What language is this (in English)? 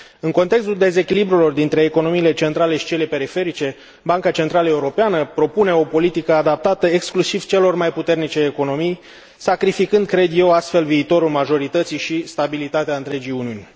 Romanian